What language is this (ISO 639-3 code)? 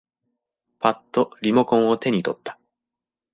jpn